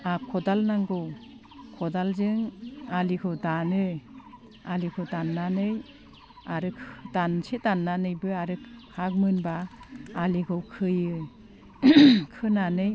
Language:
Bodo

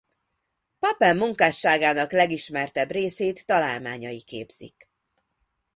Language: Hungarian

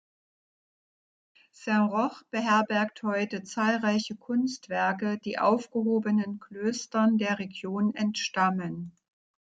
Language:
German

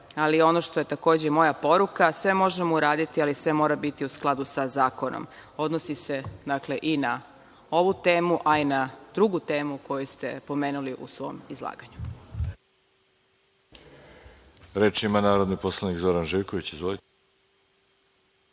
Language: Serbian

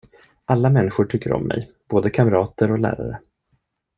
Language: Swedish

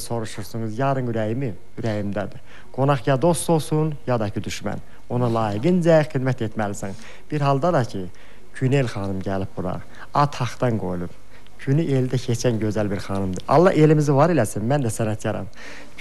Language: Turkish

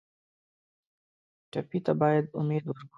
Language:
Pashto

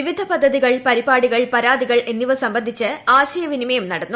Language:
Malayalam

